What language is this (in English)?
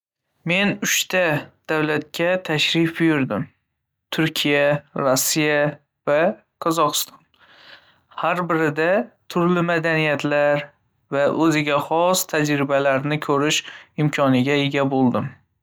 Uzbek